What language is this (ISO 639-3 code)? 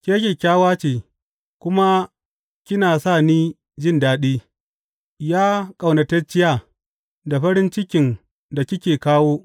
hau